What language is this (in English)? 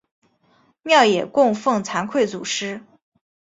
Chinese